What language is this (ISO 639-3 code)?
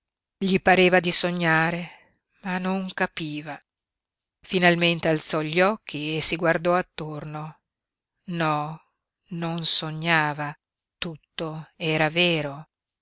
ita